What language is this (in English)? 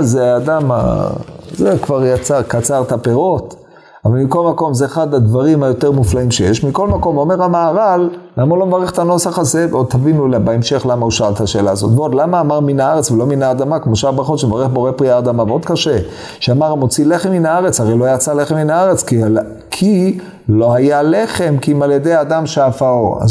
Hebrew